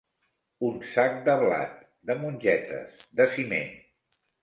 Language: Catalan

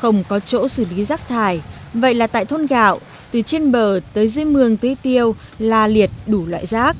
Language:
Vietnamese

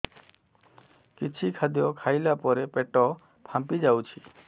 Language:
Odia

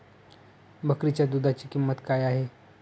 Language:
Marathi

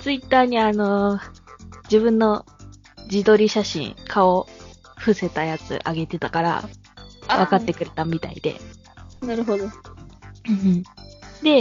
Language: Japanese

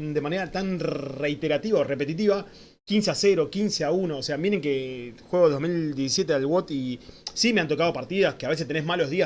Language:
Spanish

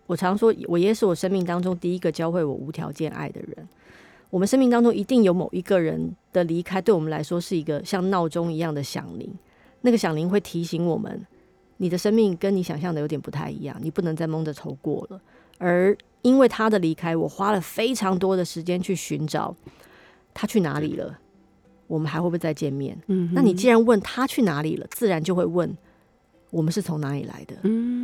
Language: Chinese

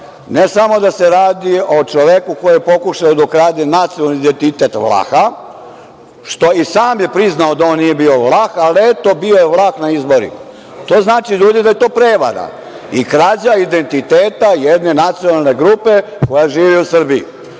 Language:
Serbian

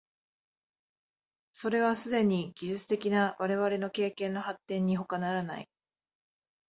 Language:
Japanese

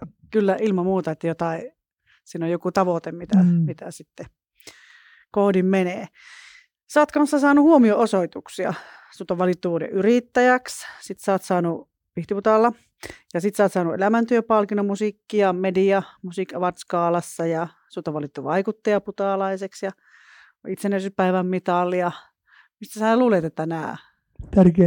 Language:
Finnish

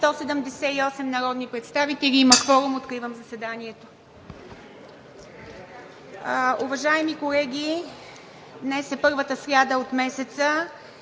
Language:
Bulgarian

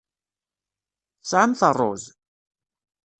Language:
Kabyle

